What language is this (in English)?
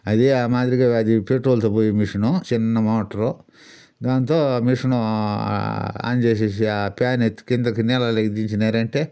Telugu